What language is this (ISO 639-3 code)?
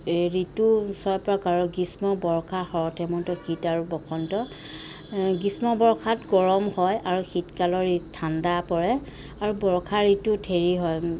asm